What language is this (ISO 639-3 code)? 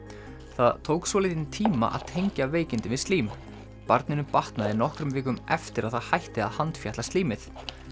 isl